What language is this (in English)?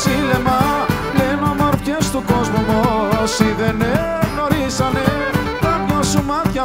Greek